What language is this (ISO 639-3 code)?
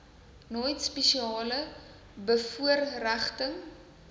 afr